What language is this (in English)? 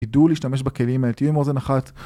Hebrew